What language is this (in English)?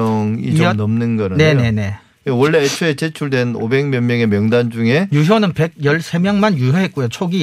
Korean